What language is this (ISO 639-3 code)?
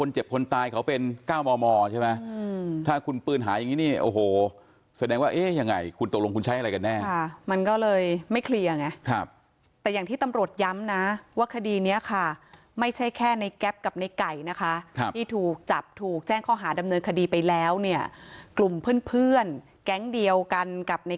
tha